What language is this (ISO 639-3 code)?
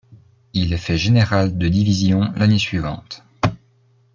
fra